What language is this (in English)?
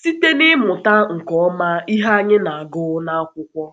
Igbo